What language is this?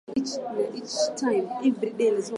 Swahili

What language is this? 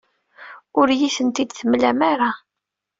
Kabyle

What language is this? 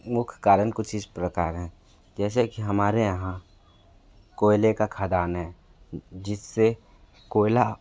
Hindi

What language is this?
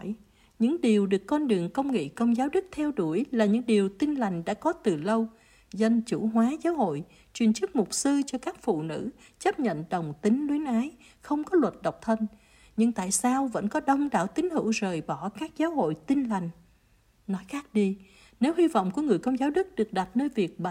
Vietnamese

